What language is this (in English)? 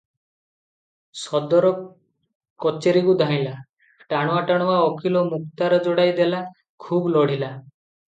Odia